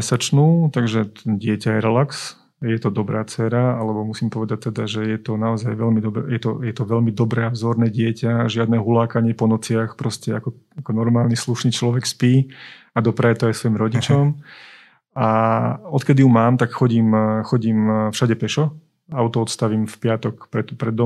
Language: Slovak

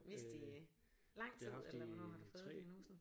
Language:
Danish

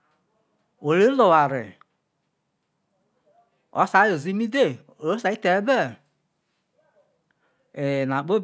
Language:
Isoko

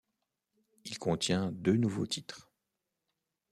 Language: French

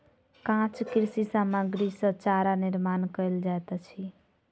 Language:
Maithili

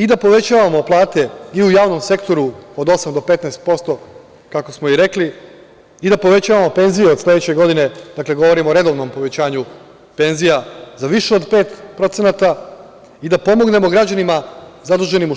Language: Serbian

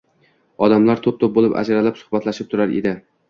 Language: Uzbek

